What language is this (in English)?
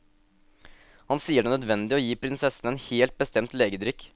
Norwegian